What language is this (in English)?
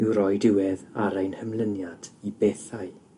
Welsh